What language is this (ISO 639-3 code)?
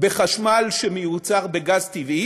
heb